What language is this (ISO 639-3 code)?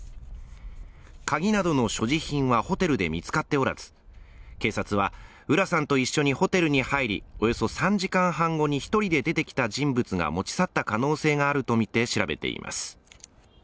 jpn